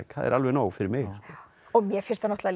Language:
Icelandic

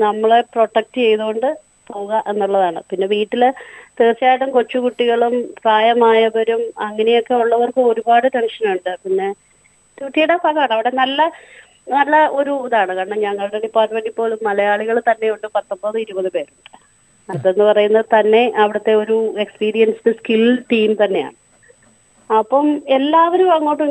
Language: Malayalam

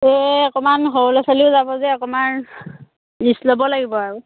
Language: Assamese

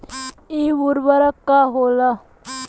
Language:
Bhojpuri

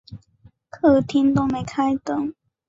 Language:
Chinese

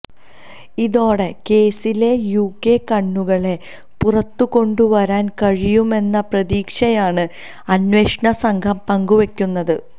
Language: Malayalam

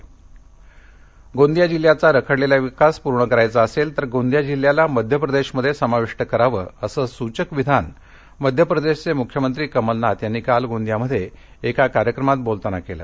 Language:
Marathi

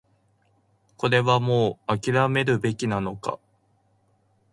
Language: Japanese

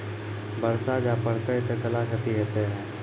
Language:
Maithili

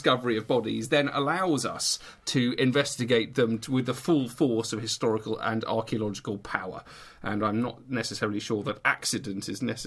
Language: English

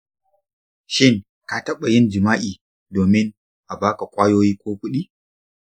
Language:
Hausa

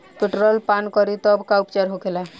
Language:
Bhojpuri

